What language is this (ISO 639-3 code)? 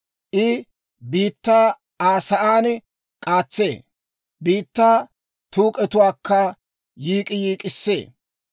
dwr